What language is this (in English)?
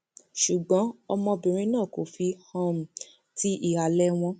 Yoruba